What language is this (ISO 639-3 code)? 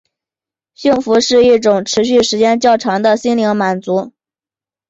zho